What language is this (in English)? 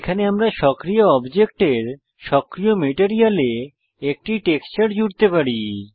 Bangla